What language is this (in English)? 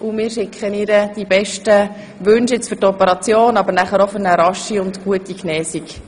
Swiss German